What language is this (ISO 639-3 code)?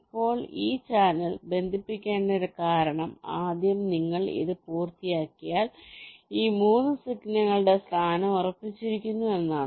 mal